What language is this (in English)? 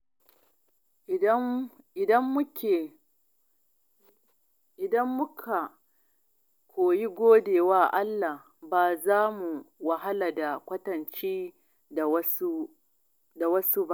Hausa